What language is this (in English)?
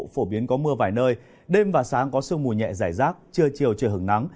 Vietnamese